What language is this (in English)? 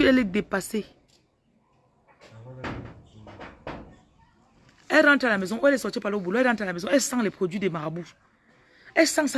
French